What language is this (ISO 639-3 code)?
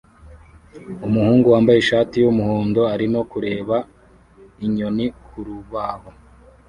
kin